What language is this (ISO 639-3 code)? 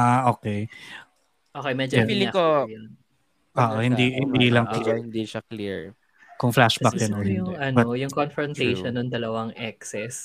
fil